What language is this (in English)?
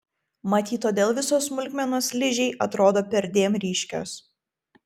Lithuanian